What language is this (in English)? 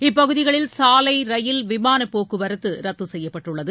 Tamil